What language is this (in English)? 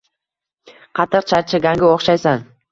Uzbek